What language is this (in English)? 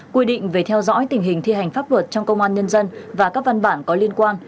Vietnamese